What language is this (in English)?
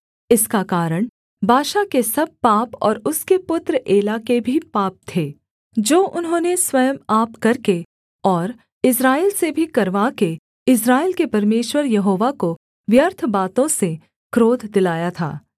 Hindi